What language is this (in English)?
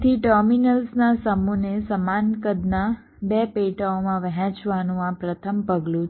Gujarati